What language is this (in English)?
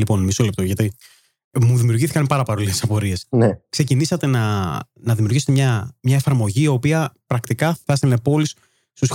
Greek